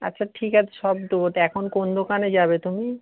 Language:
Bangla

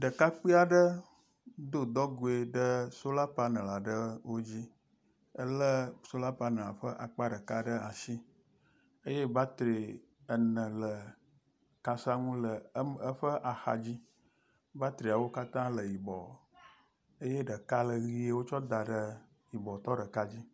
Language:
Ewe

